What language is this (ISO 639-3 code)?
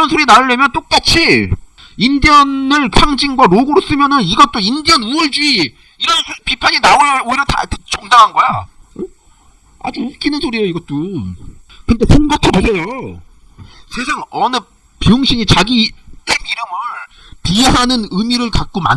kor